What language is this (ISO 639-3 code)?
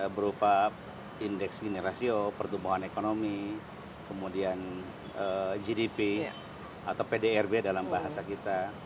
ind